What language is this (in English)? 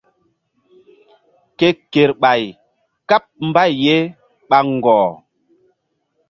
Mbum